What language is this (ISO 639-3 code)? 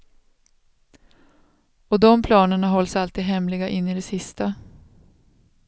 swe